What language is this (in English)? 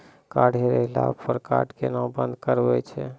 Maithili